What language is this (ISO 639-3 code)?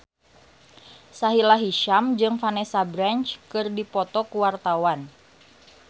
sun